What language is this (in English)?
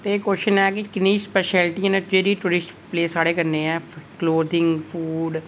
Dogri